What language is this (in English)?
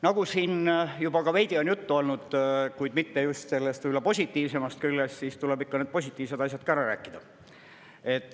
Estonian